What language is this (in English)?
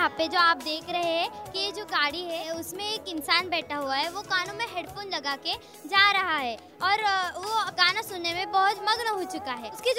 Hindi